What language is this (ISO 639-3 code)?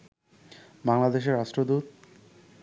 ben